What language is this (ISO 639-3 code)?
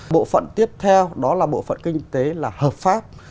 vie